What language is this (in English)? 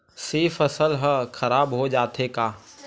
Chhattisgarhi